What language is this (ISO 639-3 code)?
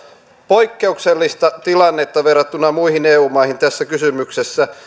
fin